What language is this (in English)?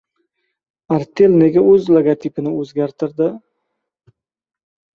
Uzbek